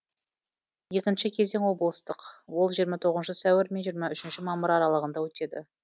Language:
Kazakh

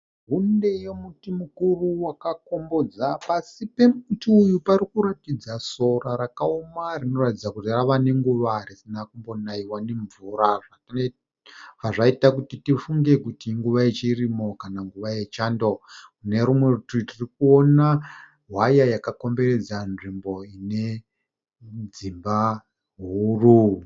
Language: Shona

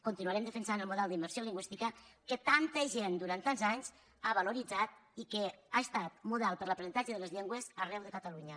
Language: Catalan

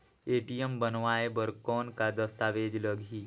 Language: Chhattisgarhi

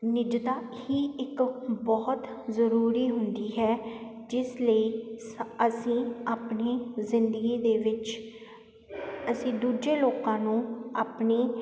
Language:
Punjabi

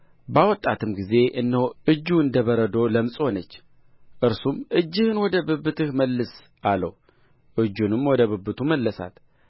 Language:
Amharic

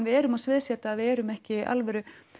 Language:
Icelandic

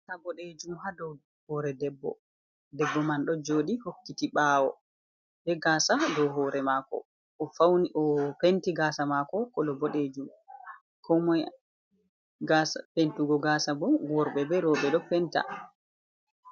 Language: Fula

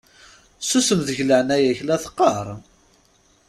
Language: Kabyle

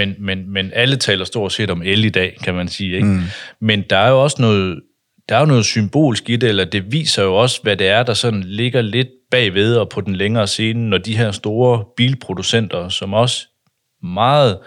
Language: Danish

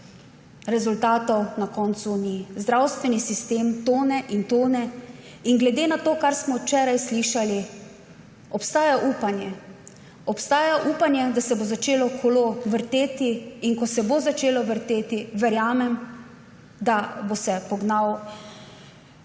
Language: Slovenian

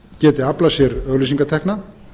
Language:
Icelandic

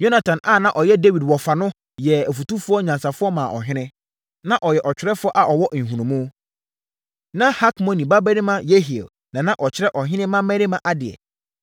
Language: Akan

